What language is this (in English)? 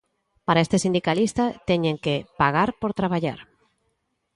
Galician